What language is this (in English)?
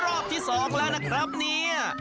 Thai